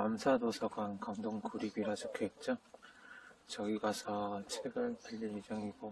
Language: Korean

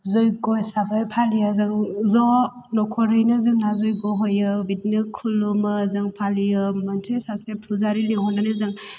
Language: Bodo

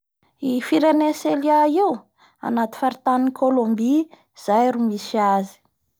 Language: Bara Malagasy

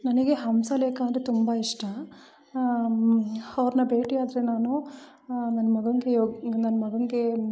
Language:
Kannada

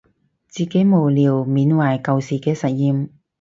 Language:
Cantonese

